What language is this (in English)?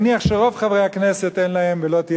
Hebrew